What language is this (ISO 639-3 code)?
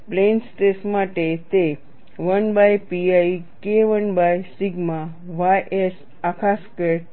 guj